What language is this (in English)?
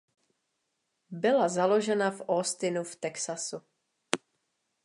Czech